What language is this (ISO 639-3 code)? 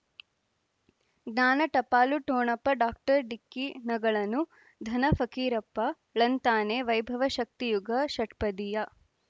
kan